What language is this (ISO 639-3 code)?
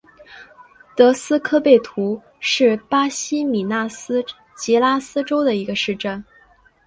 zho